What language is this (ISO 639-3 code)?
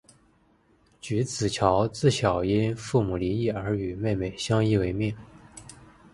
zho